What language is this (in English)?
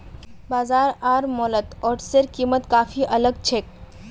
Magahi